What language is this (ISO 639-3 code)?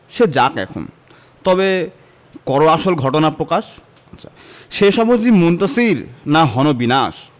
ben